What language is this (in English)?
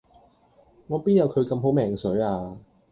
Cantonese